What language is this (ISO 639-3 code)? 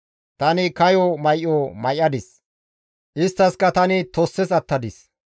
gmv